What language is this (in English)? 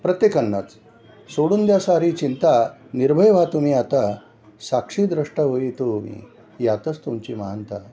Marathi